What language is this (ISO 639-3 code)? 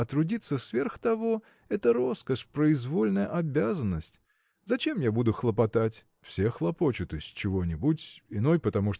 rus